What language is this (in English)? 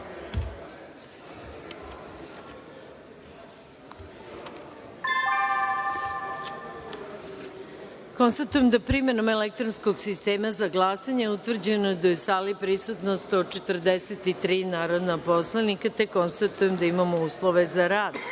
Serbian